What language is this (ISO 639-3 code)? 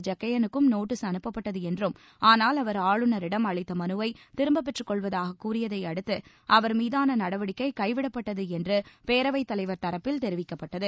tam